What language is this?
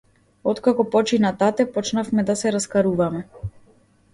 Macedonian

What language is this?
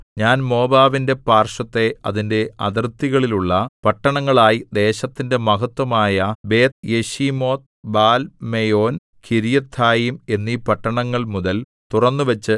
Malayalam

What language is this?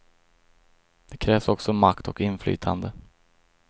Swedish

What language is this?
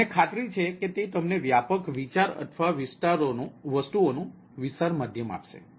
Gujarati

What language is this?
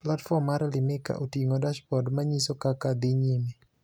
Luo (Kenya and Tanzania)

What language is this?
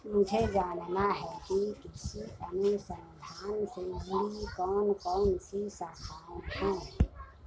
Hindi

